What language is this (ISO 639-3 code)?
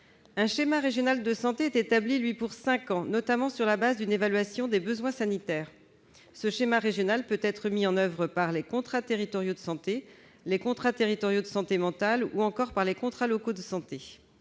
fra